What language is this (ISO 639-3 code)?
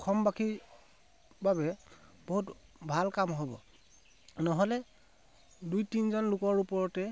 asm